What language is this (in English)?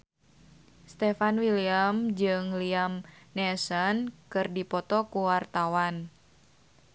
Sundanese